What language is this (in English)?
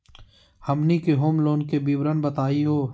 Magahi